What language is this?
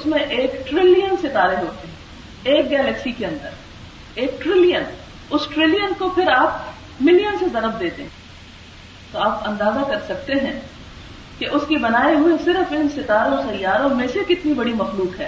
Urdu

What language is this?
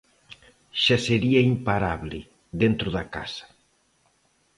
Galician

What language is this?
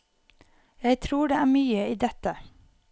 Norwegian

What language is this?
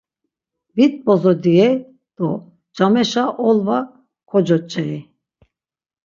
Laz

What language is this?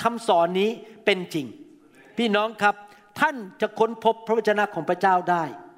Thai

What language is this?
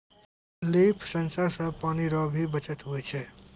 Maithili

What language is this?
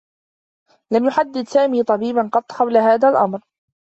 Arabic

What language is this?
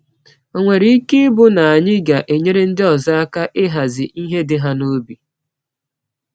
Igbo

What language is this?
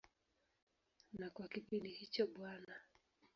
Swahili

